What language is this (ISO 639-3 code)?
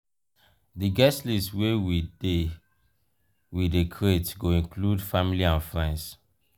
pcm